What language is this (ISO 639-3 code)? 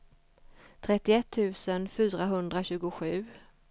swe